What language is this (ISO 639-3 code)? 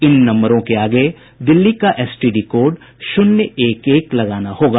hin